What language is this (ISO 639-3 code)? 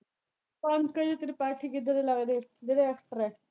pan